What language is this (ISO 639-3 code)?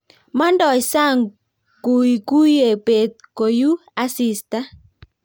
kln